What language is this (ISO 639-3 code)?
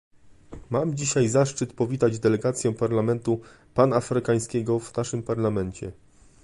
pol